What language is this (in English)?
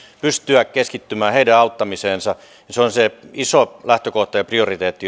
Finnish